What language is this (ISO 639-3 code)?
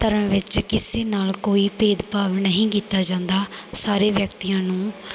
pan